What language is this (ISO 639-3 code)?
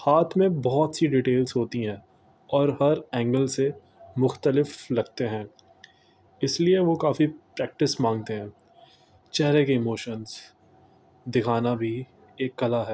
urd